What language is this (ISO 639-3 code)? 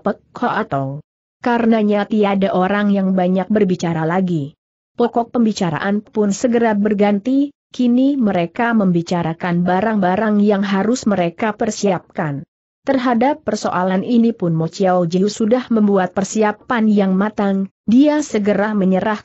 ind